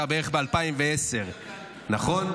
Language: Hebrew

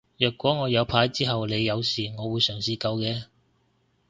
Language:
Cantonese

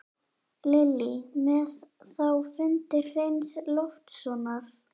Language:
Icelandic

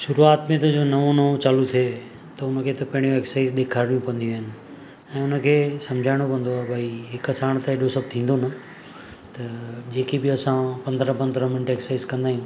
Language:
Sindhi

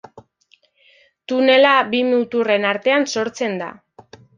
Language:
Basque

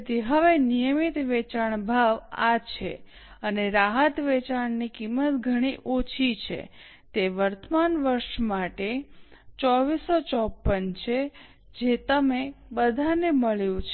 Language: Gujarati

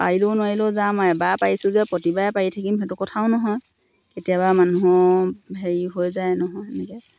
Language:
Assamese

